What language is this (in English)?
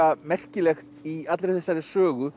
Icelandic